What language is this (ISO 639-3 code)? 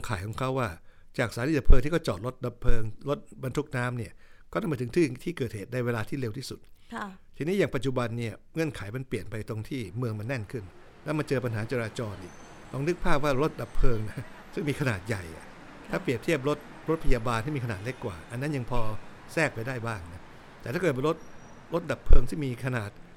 tha